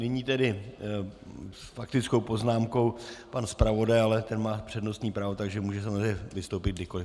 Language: Czech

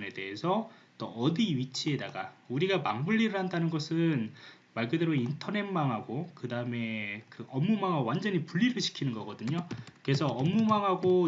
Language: Korean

